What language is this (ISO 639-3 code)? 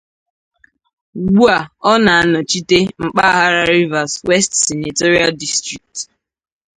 ibo